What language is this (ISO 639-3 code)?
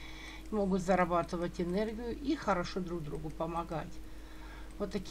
rus